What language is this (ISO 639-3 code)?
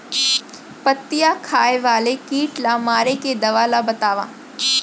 hne